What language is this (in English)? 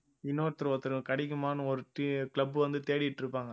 Tamil